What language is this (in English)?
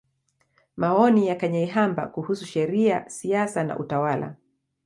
Swahili